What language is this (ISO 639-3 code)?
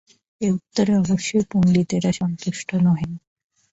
ben